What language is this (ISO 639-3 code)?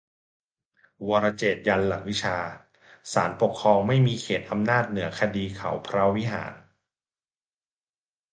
tha